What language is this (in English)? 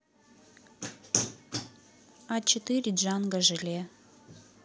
Russian